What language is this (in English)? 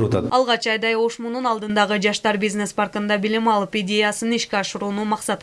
Turkish